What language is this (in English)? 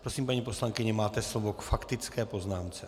Czech